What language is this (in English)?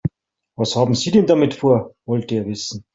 German